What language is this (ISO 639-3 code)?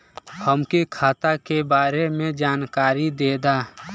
bho